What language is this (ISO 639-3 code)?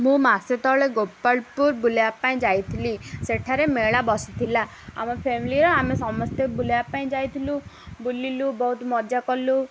ori